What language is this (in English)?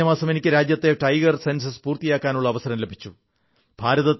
Malayalam